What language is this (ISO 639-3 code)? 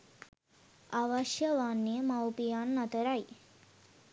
sin